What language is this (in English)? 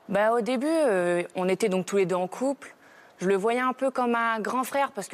French